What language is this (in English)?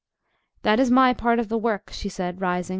English